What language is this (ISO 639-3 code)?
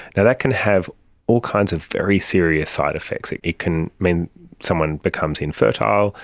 eng